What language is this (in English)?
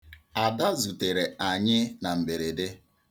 Igbo